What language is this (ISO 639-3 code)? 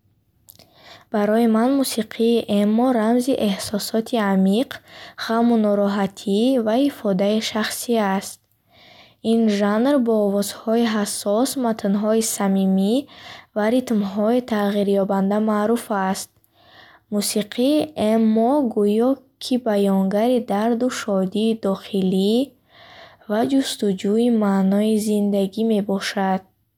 bhh